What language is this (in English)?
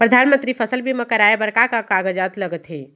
Chhattisgarhi